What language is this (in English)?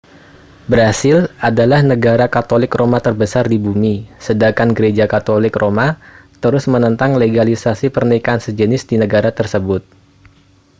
Indonesian